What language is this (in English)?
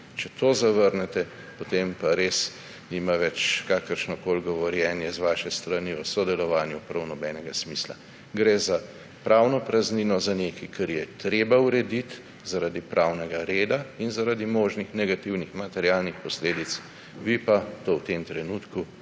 Slovenian